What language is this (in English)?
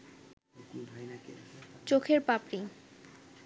Bangla